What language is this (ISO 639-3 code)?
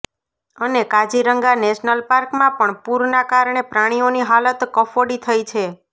guj